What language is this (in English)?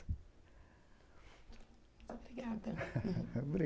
Portuguese